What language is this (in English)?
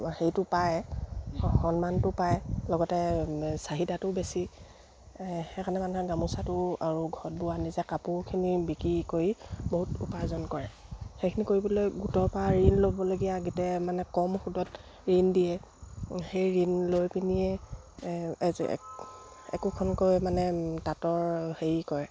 Assamese